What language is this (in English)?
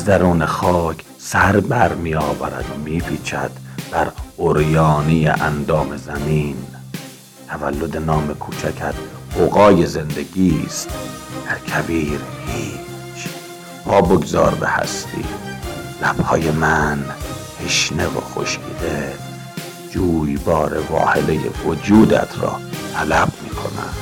Persian